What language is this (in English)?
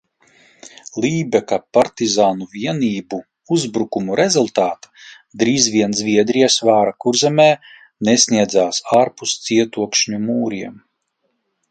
Latvian